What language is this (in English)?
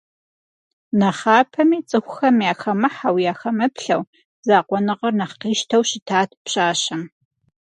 Kabardian